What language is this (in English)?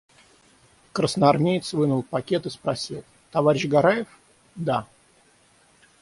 Russian